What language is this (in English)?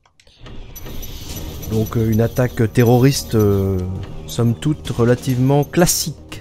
French